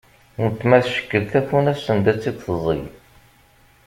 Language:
Kabyle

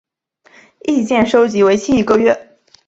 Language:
Chinese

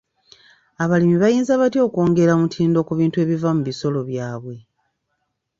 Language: Ganda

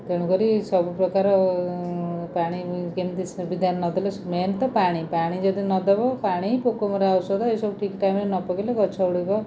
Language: Odia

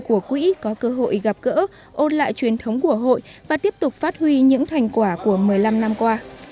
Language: Vietnamese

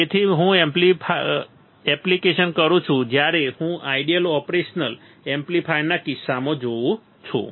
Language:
Gujarati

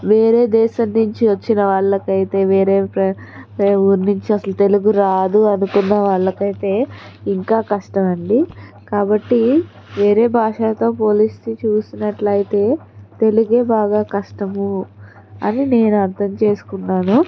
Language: Telugu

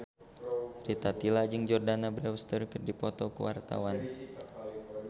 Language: Sundanese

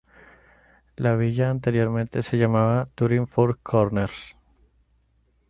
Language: Spanish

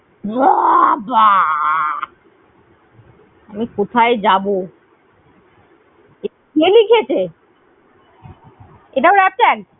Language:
Bangla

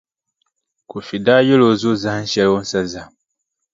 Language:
Dagbani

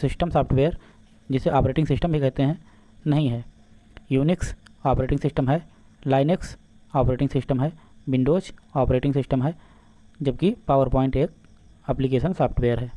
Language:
Hindi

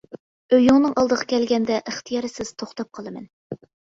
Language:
Uyghur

